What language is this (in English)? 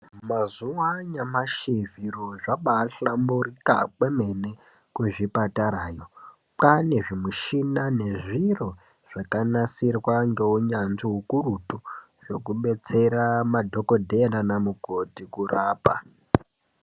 Ndau